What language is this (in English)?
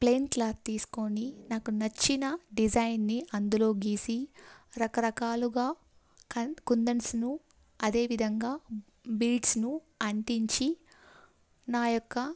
Telugu